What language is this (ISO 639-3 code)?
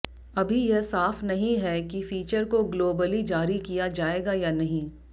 hin